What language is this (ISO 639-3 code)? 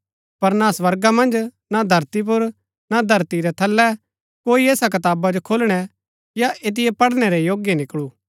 gbk